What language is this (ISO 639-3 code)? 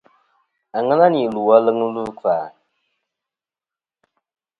bkm